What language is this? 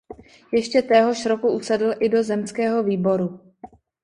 Czech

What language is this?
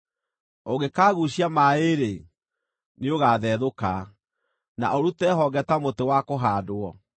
Kikuyu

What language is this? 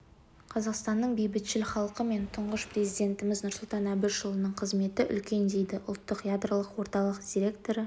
Kazakh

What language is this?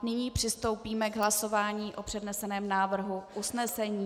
Czech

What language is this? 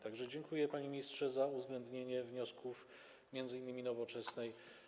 Polish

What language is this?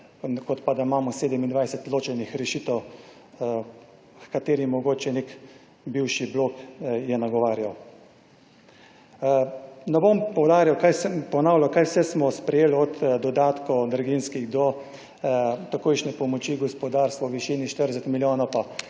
Slovenian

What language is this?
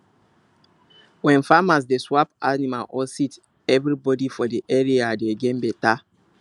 Nigerian Pidgin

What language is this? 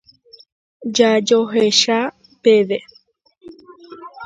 Guarani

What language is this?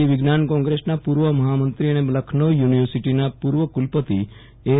Gujarati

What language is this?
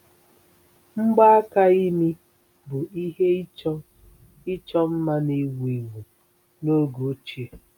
Igbo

